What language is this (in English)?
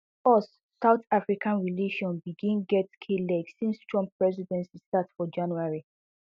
Nigerian Pidgin